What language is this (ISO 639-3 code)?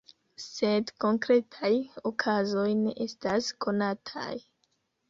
epo